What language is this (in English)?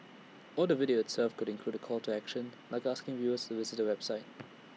English